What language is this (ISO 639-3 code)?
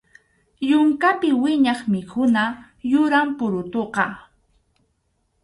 qxu